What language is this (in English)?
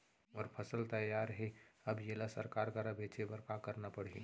Chhattisgarhi